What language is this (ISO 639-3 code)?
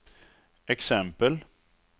swe